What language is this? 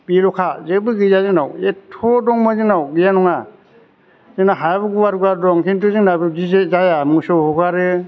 Bodo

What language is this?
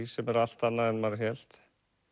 Icelandic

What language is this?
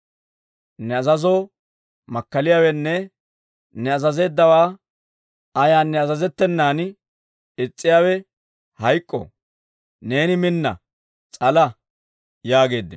Dawro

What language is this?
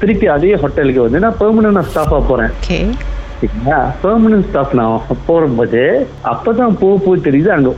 Tamil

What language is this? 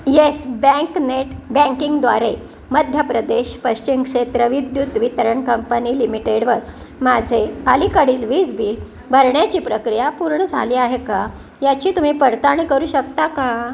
Marathi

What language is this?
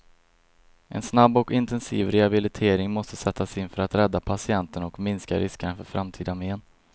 Swedish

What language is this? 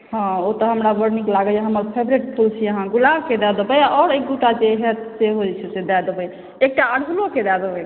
Maithili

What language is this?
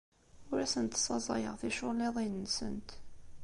Kabyle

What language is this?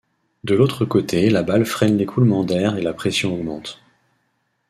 French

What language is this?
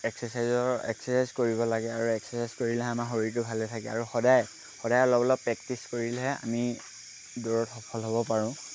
Assamese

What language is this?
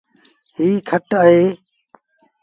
Sindhi Bhil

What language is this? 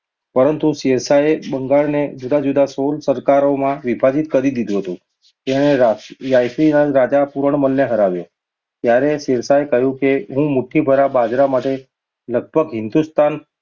Gujarati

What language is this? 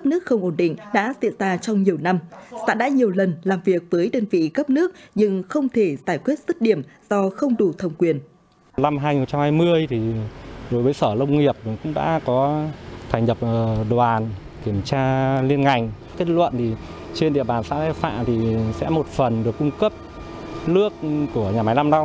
Vietnamese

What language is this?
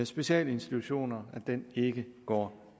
Danish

